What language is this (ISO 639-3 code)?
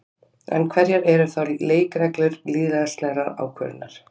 isl